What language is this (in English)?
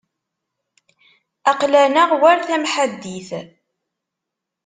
Kabyle